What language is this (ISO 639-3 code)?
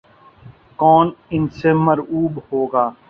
urd